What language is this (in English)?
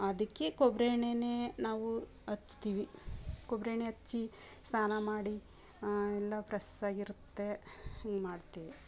Kannada